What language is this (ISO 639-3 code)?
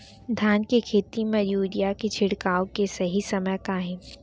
hne